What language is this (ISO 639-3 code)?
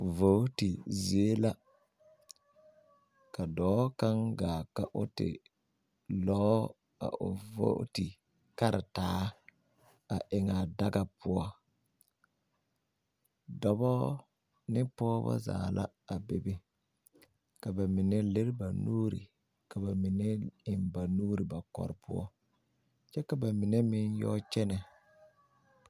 dga